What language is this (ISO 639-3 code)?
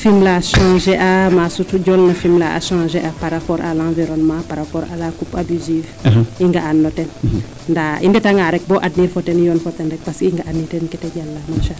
srr